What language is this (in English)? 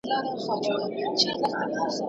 Pashto